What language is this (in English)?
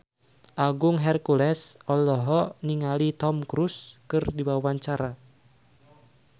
Sundanese